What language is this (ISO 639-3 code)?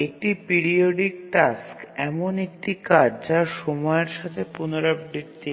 ben